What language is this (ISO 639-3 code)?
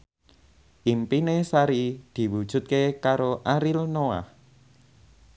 jav